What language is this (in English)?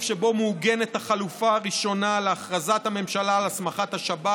Hebrew